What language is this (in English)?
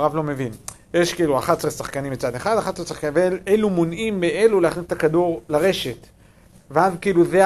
Hebrew